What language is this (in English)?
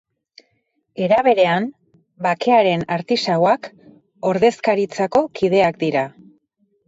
Basque